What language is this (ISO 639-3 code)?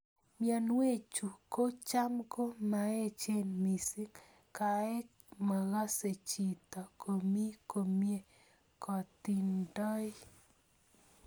kln